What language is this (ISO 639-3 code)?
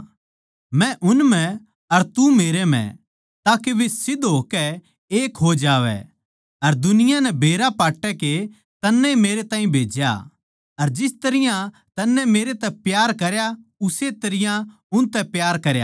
bgc